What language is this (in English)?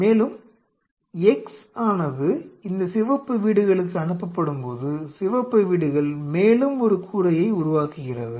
Tamil